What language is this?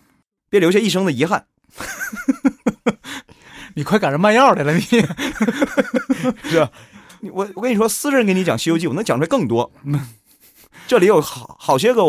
Chinese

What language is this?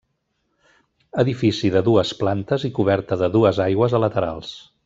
Catalan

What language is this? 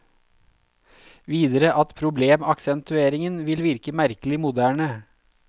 Norwegian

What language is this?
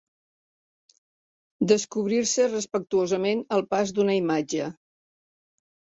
Catalan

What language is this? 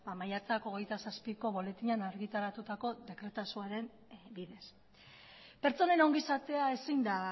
Basque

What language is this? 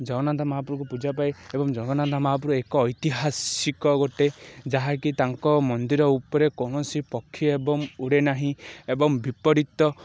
Odia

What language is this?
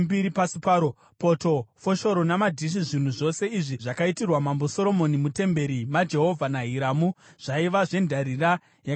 Shona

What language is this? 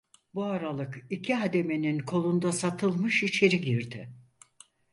Turkish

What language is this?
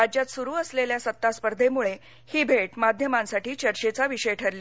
Marathi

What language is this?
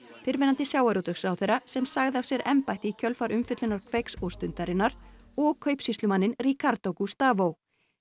Icelandic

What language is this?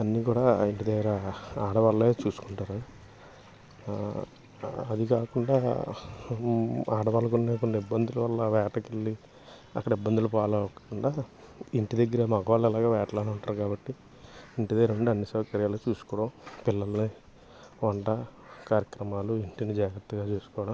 Telugu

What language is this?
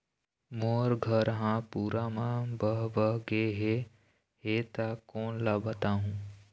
Chhattisgarhi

